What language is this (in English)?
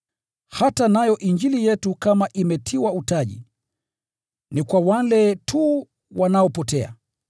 Swahili